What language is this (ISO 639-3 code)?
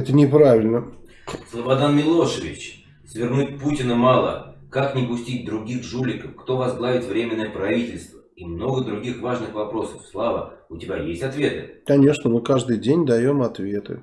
rus